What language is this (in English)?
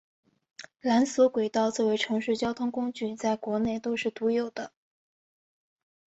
Chinese